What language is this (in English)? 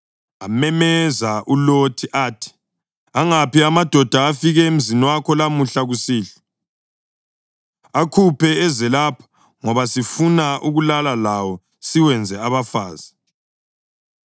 North Ndebele